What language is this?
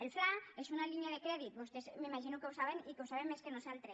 Catalan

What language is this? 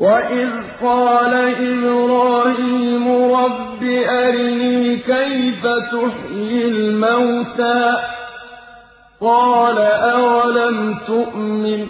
Arabic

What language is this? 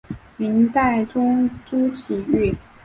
Chinese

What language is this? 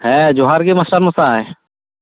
Santali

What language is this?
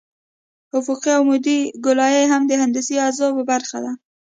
Pashto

